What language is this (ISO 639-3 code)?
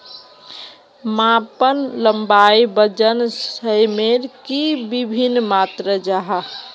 mag